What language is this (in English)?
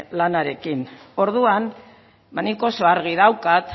Basque